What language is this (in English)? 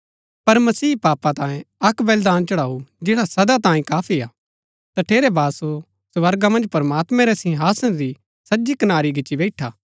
Gaddi